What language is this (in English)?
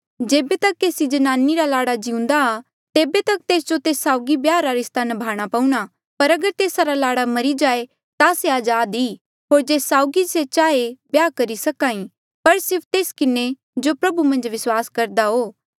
Mandeali